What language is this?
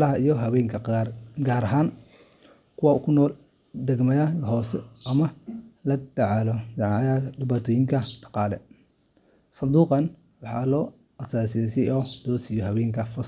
Somali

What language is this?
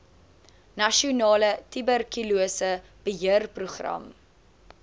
Afrikaans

